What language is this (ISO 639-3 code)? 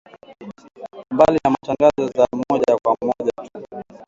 swa